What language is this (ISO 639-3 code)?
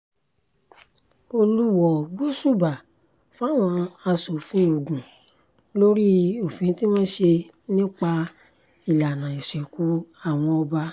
yor